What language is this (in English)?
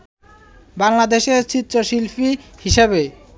Bangla